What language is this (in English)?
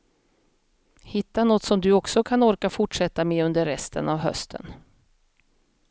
Swedish